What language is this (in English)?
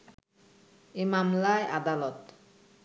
Bangla